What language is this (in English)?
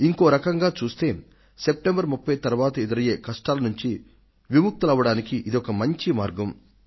Telugu